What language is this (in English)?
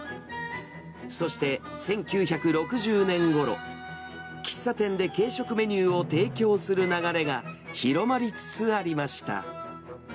Japanese